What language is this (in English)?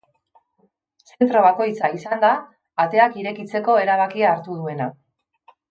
Basque